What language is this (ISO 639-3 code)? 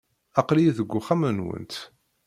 kab